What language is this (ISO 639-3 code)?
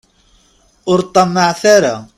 kab